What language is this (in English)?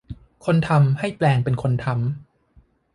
Thai